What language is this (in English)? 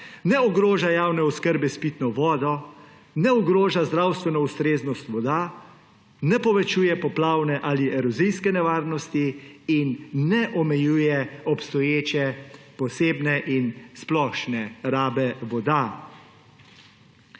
Slovenian